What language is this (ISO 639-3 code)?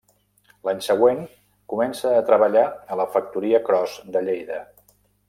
cat